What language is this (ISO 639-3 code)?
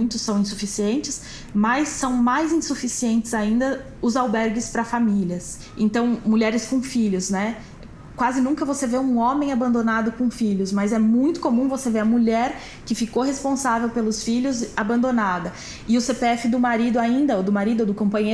por